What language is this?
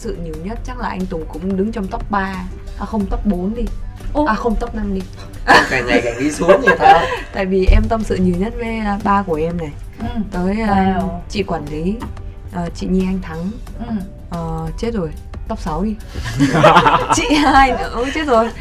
Vietnamese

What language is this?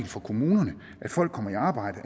Danish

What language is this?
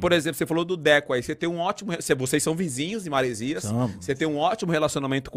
Portuguese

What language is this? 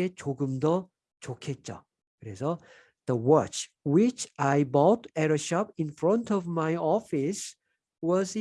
Korean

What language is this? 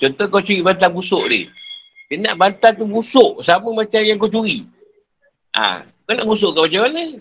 Malay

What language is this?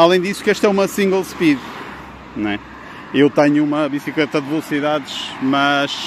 Portuguese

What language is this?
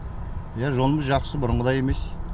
Kazakh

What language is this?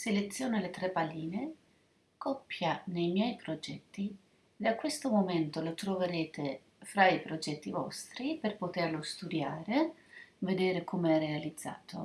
Italian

